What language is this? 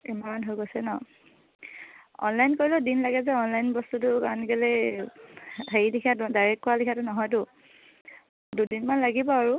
Assamese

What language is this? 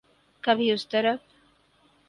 Urdu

